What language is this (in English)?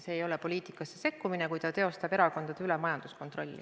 Estonian